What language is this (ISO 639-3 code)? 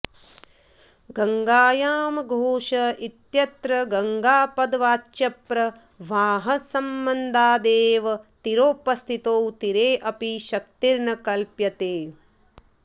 san